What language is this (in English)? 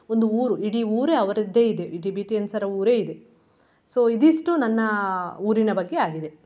Kannada